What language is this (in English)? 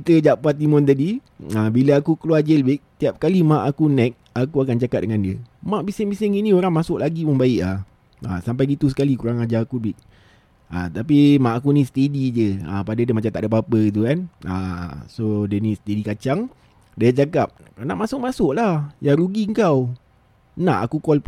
Malay